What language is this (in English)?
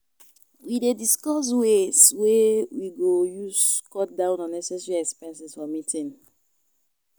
Nigerian Pidgin